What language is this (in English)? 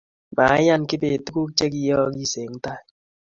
Kalenjin